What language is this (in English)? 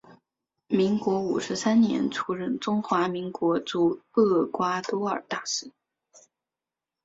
Chinese